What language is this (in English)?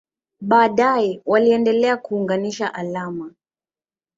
Swahili